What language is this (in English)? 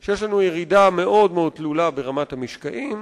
Hebrew